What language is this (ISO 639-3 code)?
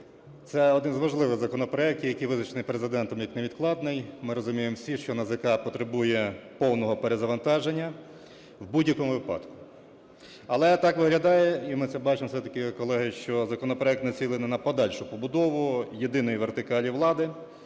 ukr